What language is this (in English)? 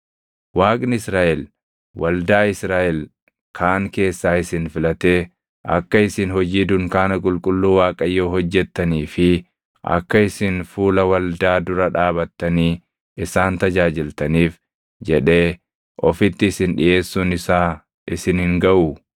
Oromo